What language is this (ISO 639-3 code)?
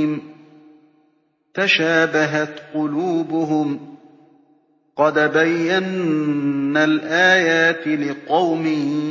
ara